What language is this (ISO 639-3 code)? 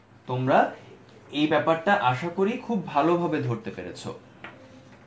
ben